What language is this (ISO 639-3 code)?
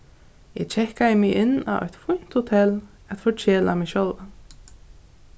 fao